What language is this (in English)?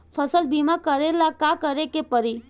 Bhojpuri